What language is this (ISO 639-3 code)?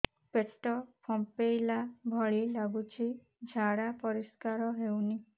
ori